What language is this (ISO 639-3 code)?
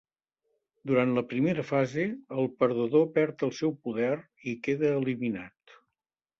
cat